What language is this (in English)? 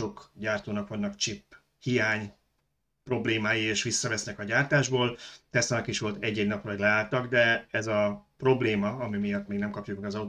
Hungarian